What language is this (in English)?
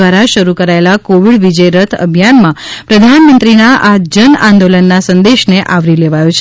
Gujarati